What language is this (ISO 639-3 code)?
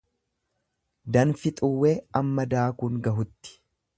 orm